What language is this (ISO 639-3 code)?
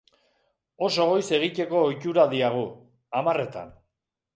eus